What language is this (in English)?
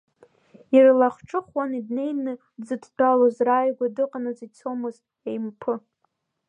Abkhazian